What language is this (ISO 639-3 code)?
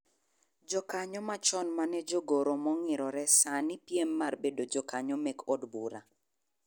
luo